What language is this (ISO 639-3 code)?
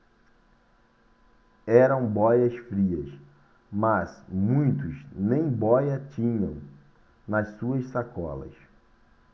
por